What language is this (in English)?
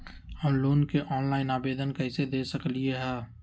Magahi